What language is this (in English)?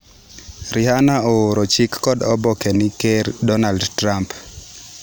Luo (Kenya and Tanzania)